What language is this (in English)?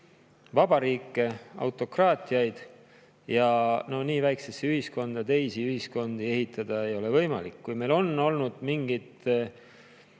Estonian